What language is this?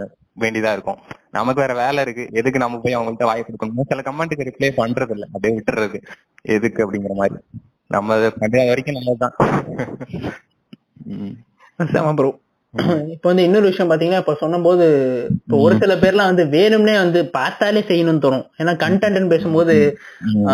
Tamil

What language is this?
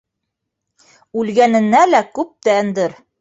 Bashkir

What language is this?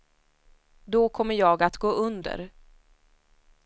Swedish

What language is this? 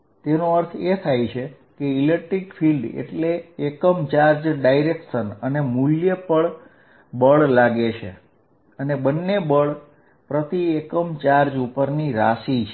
Gujarati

